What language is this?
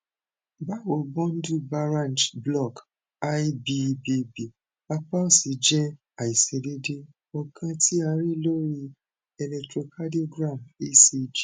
Yoruba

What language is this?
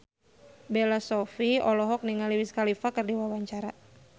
Sundanese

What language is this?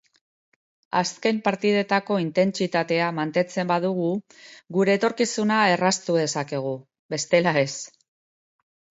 Basque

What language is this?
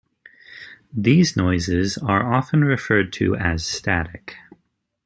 English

